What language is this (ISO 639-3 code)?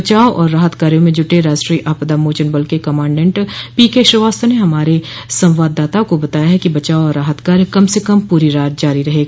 hin